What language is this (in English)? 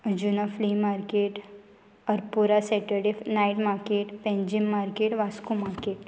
Konkani